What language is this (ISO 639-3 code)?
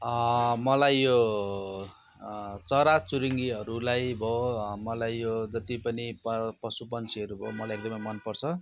nep